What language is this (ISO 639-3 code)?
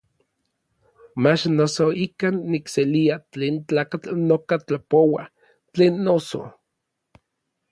nlv